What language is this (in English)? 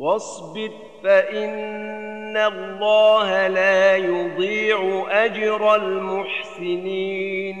Arabic